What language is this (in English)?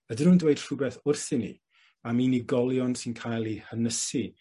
Welsh